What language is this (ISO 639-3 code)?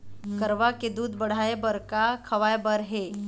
hne